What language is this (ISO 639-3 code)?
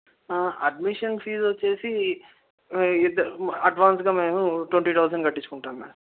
tel